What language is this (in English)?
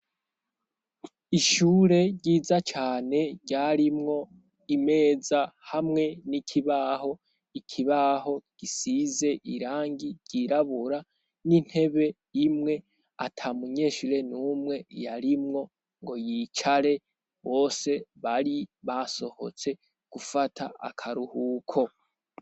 Rundi